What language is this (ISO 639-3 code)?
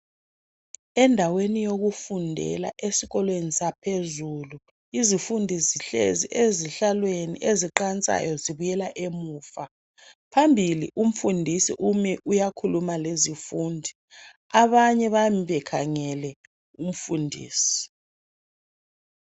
nde